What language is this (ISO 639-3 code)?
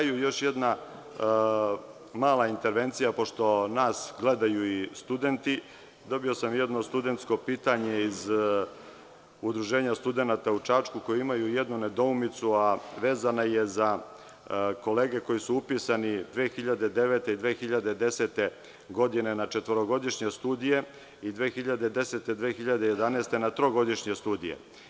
srp